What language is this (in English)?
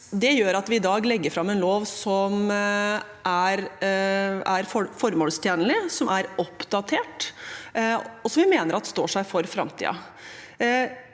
Norwegian